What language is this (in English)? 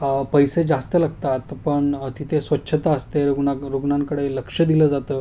Marathi